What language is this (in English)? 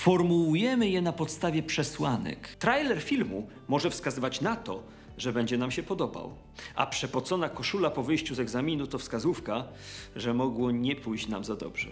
Polish